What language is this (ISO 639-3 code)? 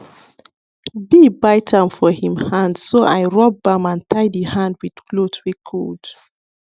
pcm